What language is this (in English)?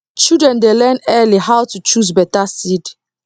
Nigerian Pidgin